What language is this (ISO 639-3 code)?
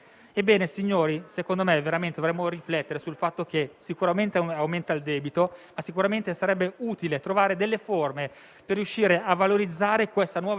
ita